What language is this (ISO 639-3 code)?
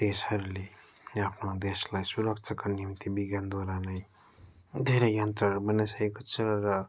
nep